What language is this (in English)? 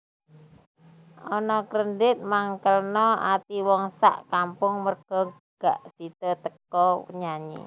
Javanese